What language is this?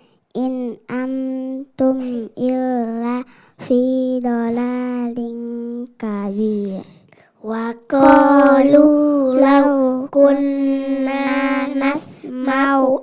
Indonesian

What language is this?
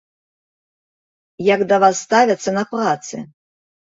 Belarusian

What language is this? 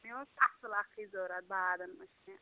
Kashmiri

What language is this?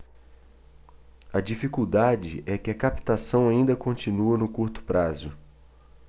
Portuguese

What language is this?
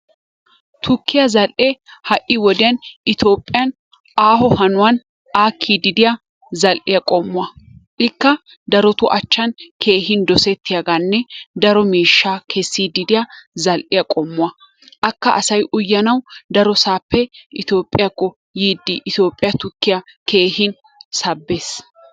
Wolaytta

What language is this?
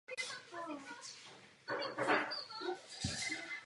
Czech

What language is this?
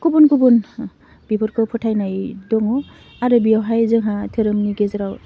Bodo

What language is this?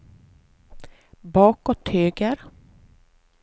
Swedish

